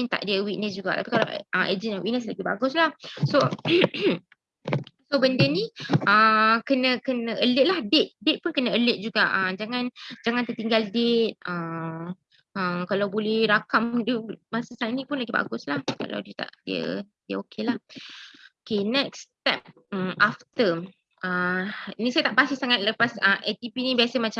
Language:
Malay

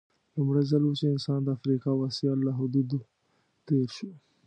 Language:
Pashto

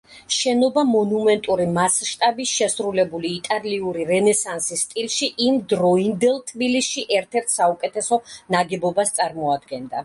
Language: Georgian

